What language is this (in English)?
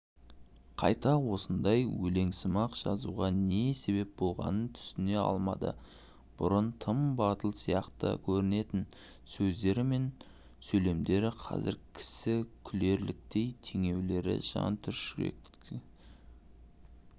Kazakh